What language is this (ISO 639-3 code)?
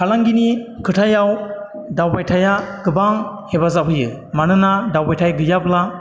brx